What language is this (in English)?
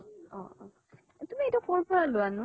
Assamese